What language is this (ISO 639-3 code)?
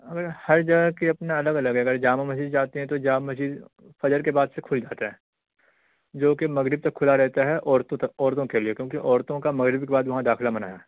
urd